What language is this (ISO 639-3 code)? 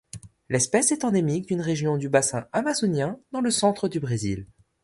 fra